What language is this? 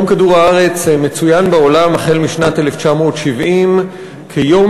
Hebrew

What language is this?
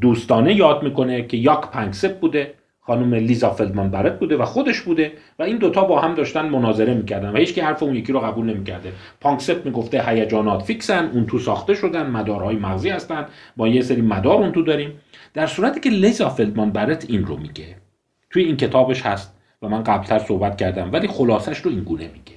Persian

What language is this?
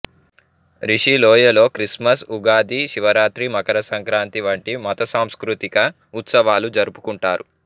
Telugu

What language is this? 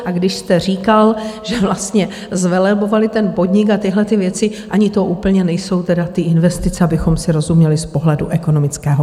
Czech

